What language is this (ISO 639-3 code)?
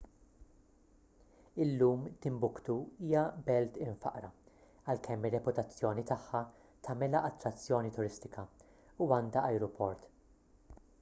mlt